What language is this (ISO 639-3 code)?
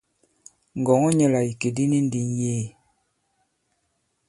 abb